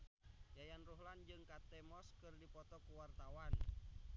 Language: Sundanese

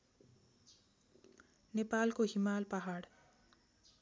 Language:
Nepali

